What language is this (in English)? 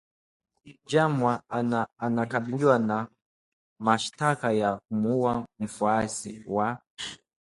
Swahili